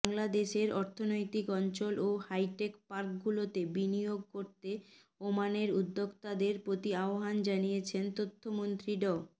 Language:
Bangla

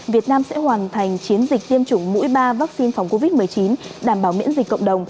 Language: Vietnamese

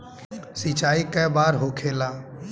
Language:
Bhojpuri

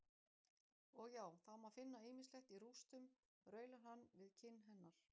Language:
Icelandic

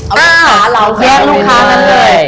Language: Thai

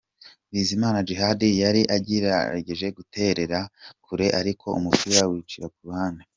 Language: Kinyarwanda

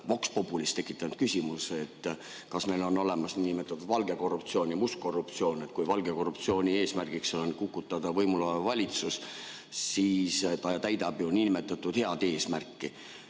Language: Estonian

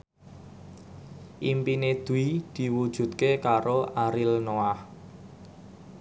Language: Javanese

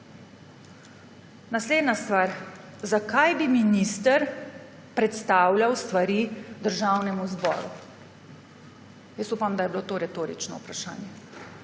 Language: Slovenian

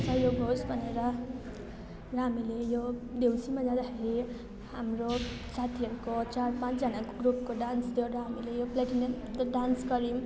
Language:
Nepali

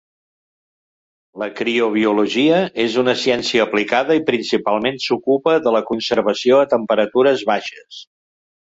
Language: Catalan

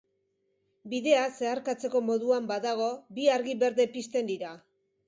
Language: Basque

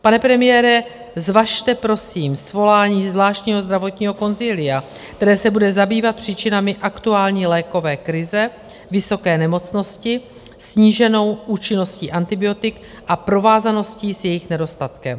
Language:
Czech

